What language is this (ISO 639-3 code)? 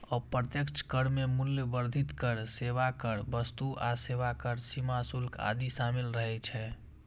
mai